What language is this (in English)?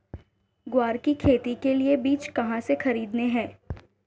Hindi